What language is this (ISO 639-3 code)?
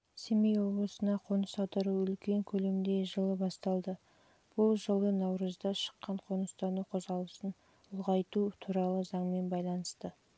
kaz